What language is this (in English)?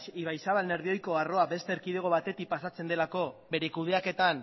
Basque